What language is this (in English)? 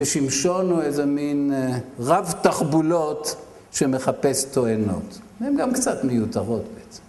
Hebrew